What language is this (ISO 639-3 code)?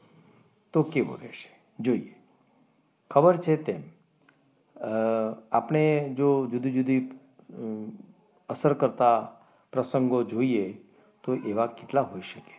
guj